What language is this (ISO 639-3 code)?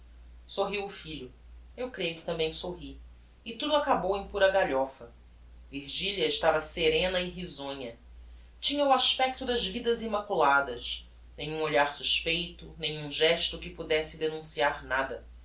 por